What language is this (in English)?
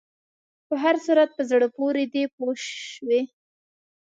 Pashto